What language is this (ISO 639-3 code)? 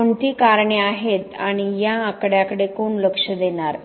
mar